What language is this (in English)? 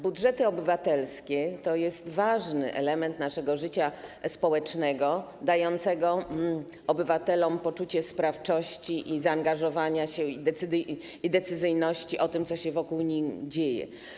Polish